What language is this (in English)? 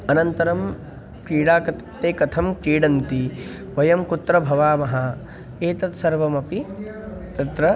Sanskrit